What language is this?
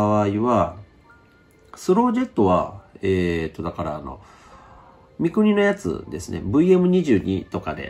Japanese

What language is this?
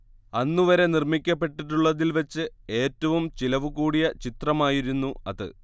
Malayalam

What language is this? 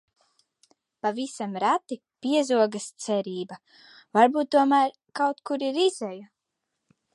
Latvian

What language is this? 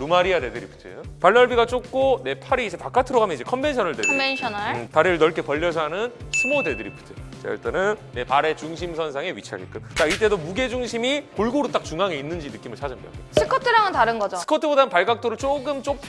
Korean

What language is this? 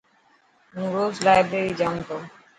Dhatki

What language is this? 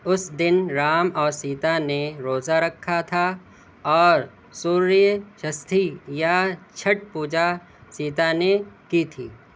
Urdu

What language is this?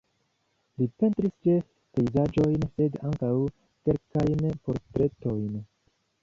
Esperanto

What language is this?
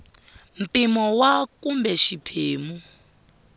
Tsonga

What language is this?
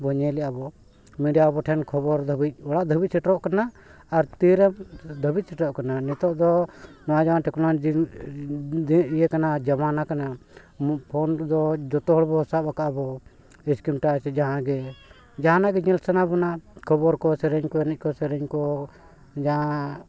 Santali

